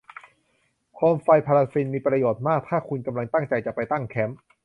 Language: Thai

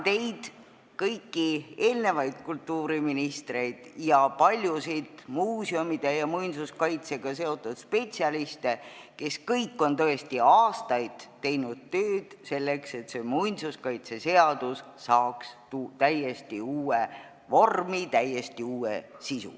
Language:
Estonian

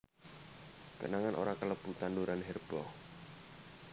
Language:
Javanese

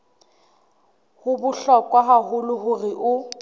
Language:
Southern Sotho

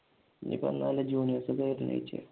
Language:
Malayalam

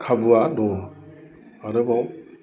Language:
Bodo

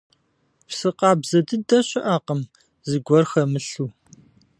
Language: Kabardian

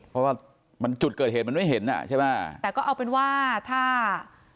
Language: Thai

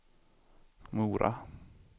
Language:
Swedish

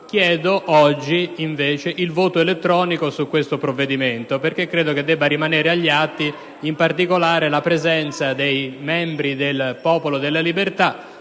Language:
Italian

